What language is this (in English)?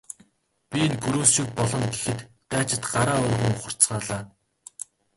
Mongolian